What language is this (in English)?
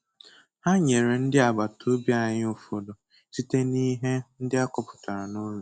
Igbo